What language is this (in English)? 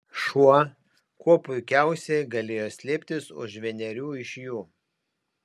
Lithuanian